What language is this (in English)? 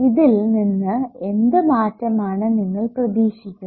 Malayalam